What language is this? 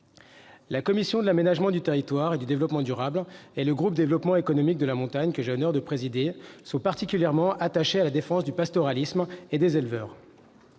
French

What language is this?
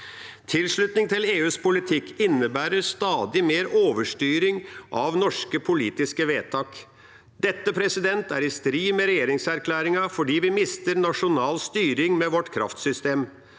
Norwegian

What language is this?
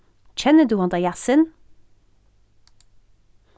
Faroese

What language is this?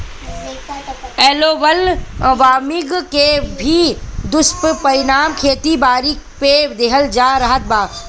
Bhojpuri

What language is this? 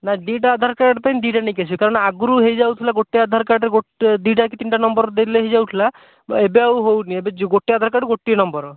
Odia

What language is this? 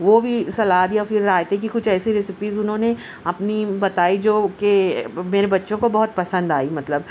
Urdu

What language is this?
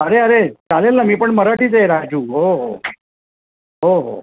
Marathi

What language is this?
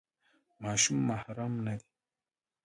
Pashto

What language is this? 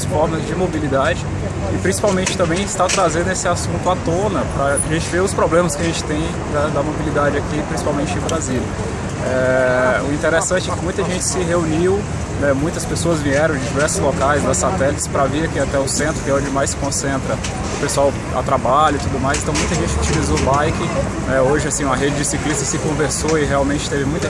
Portuguese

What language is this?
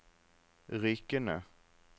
Norwegian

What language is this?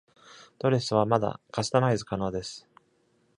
Japanese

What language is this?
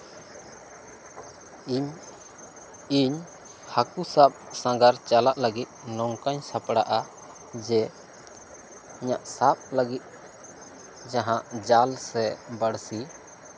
Santali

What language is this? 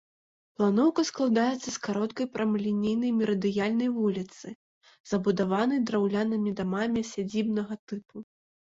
Belarusian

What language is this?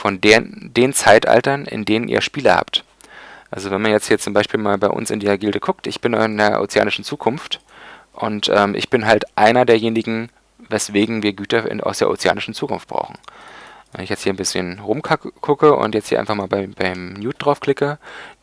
German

